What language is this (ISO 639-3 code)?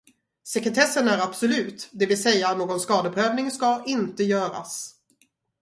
swe